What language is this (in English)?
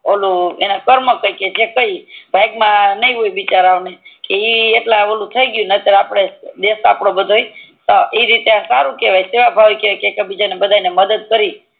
Gujarati